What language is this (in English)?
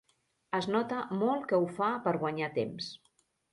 Catalan